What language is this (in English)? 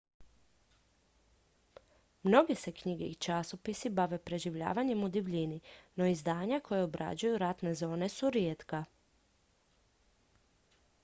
Croatian